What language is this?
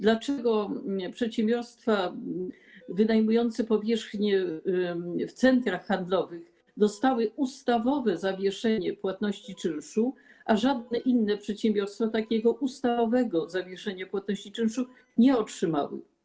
Polish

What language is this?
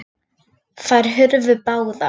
Icelandic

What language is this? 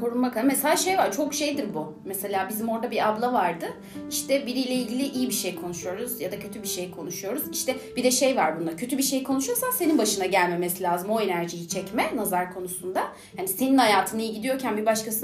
Turkish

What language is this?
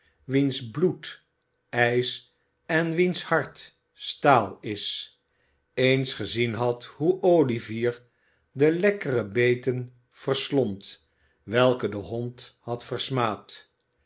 Dutch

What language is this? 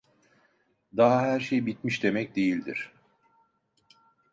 Turkish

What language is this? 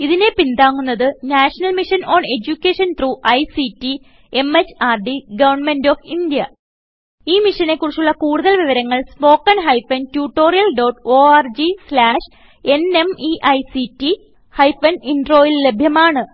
Malayalam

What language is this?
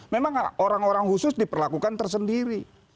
Indonesian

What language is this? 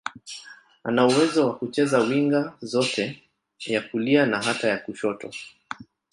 Swahili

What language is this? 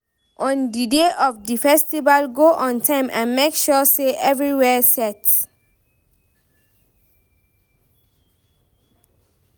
Nigerian Pidgin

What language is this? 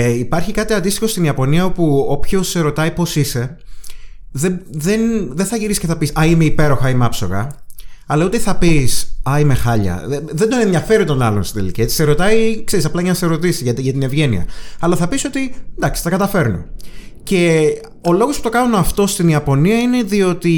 Greek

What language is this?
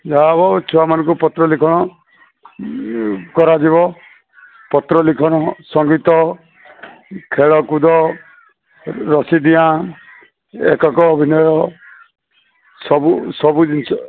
Odia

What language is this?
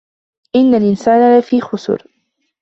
Arabic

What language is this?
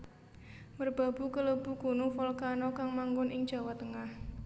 Javanese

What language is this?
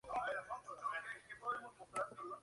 Spanish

